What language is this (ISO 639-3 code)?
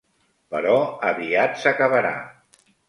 cat